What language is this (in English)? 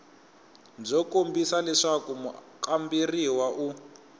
Tsonga